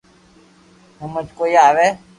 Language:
Loarki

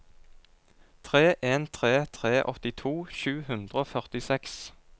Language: Norwegian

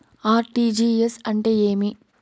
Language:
Telugu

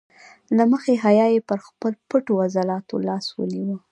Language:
Pashto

